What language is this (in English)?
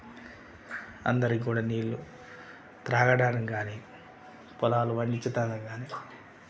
Telugu